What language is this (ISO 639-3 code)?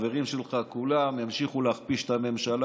heb